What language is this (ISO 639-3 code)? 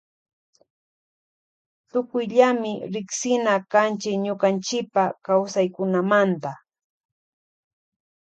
qvj